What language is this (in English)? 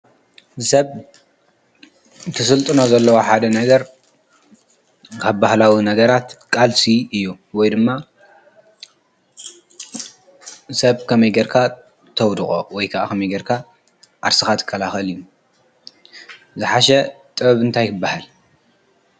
Tigrinya